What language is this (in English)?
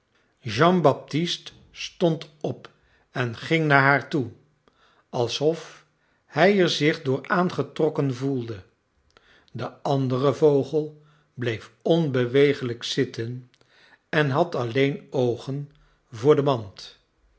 Dutch